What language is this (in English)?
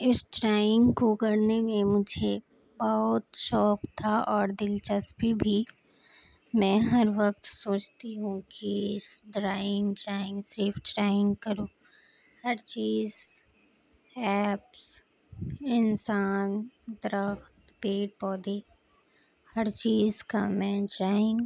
Urdu